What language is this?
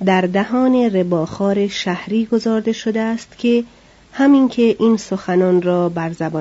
Persian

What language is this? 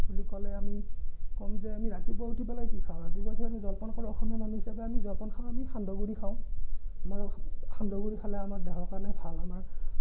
Assamese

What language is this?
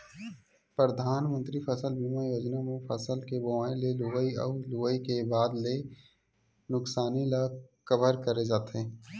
Chhattisgarhi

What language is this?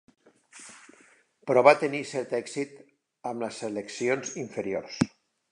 Catalan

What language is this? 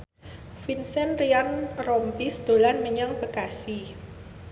Javanese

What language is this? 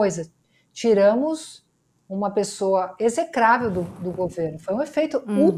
Portuguese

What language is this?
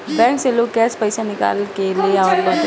Bhojpuri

